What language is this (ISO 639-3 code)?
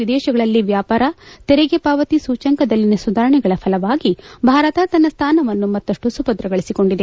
kan